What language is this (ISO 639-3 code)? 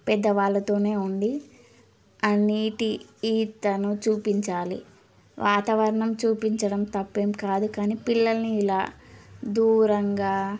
tel